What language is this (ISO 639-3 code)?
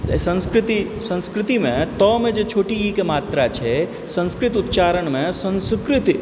mai